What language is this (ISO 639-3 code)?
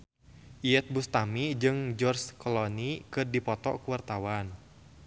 sun